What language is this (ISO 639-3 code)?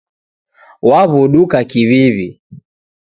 dav